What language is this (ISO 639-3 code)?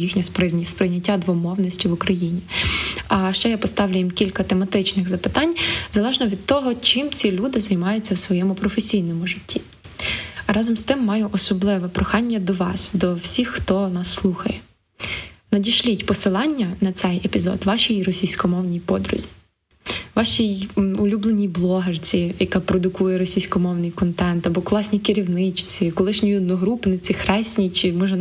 ukr